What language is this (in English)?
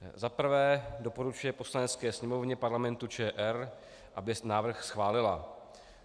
Czech